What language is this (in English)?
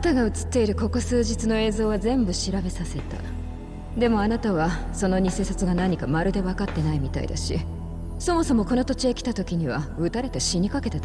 Japanese